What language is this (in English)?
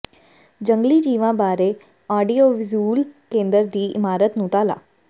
Punjabi